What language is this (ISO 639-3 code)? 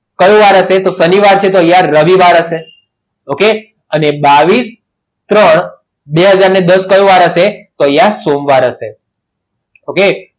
guj